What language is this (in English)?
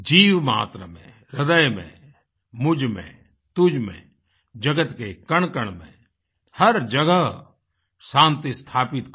Hindi